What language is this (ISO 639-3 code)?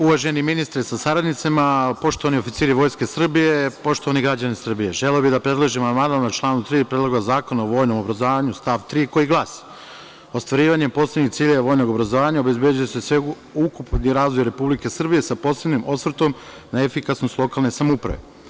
srp